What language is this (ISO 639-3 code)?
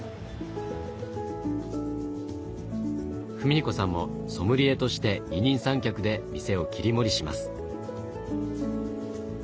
jpn